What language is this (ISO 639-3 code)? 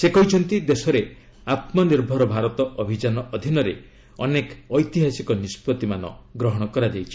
ori